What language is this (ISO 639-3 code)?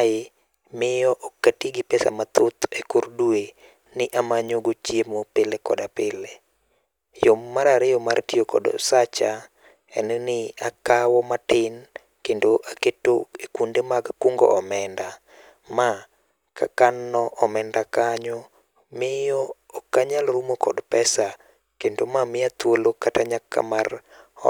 luo